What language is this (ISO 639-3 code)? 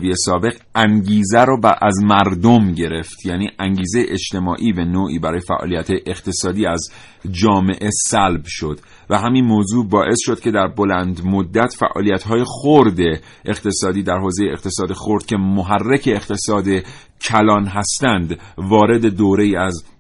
fas